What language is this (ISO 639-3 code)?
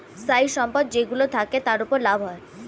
ben